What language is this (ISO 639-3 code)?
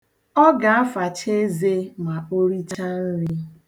ibo